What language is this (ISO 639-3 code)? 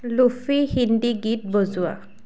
asm